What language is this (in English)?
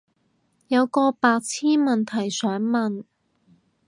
Cantonese